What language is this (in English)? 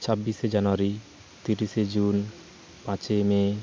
Santali